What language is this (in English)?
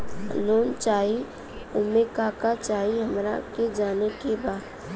Bhojpuri